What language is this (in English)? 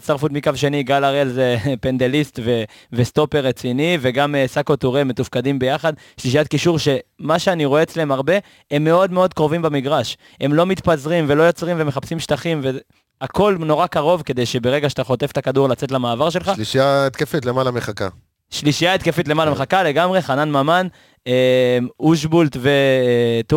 Hebrew